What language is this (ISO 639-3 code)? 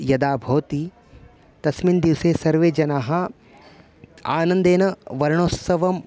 san